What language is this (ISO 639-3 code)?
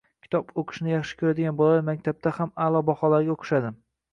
uzb